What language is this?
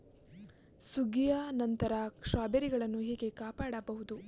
Kannada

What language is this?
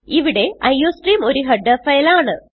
Malayalam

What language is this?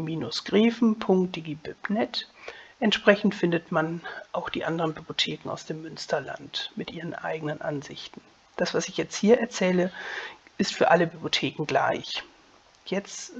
German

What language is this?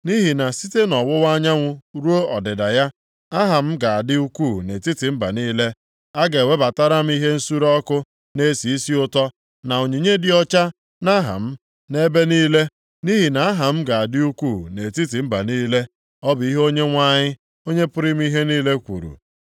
Igbo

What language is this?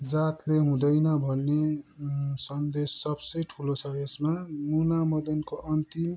Nepali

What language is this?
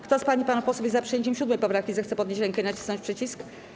Polish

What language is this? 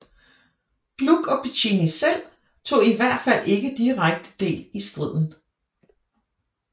Danish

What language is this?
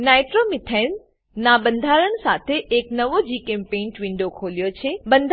Gujarati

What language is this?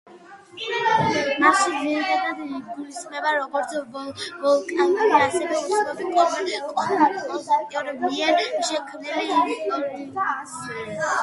Georgian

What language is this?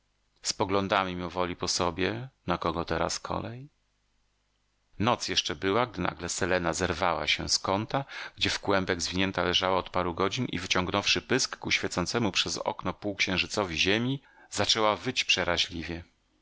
Polish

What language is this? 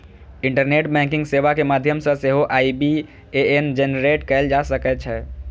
Maithili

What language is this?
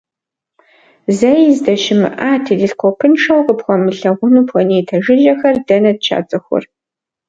Kabardian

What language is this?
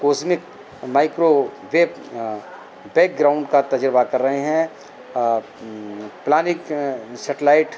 Urdu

